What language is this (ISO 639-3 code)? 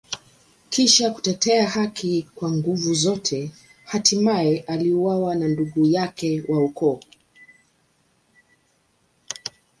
swa